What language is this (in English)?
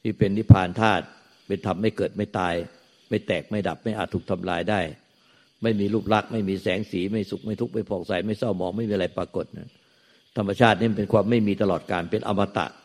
Thai